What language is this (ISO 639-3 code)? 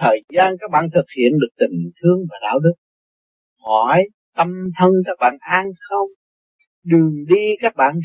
vie